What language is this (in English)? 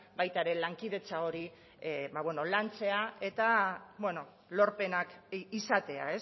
Basque